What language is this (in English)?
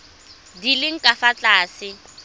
Tswana